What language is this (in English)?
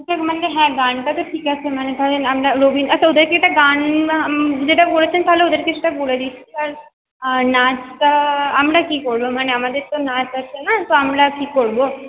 Bangla